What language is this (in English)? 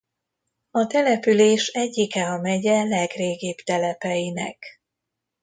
Hungarian